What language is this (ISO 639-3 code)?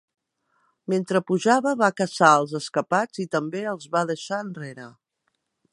cat